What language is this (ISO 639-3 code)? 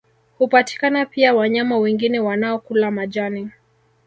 swa